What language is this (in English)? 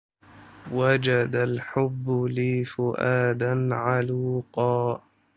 Arabic